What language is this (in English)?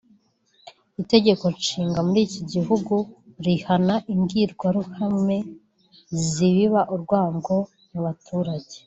Kinyarwanda